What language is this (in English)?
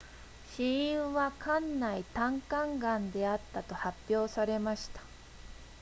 Japanese